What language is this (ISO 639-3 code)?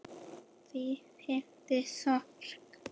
isl